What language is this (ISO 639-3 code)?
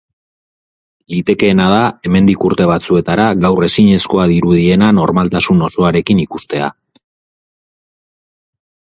eus